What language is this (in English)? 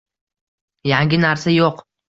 Uzbek